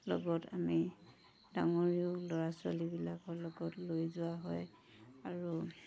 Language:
Assamese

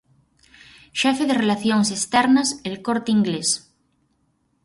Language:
Galician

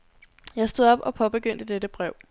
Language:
Danish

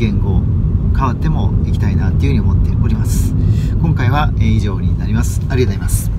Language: Japanese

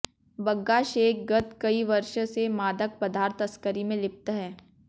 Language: Hindi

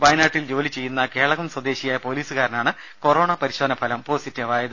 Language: Malayalam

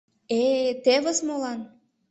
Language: Mari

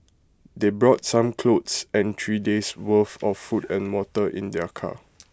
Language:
English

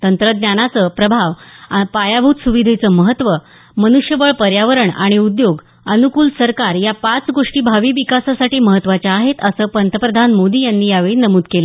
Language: Marathi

